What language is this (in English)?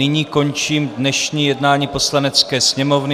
Czech